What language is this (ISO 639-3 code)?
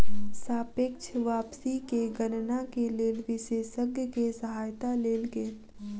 mai